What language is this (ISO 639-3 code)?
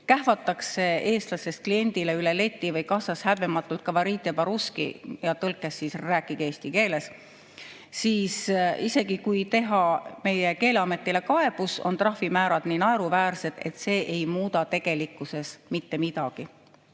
est